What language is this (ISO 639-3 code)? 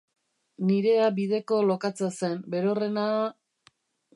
eus